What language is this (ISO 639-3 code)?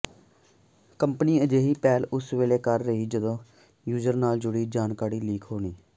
pan